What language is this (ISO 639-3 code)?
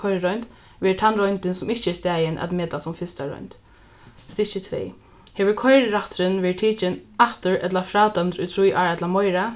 fao